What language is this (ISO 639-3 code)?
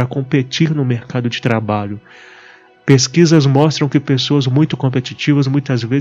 por